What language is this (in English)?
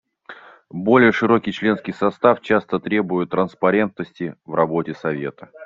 Russian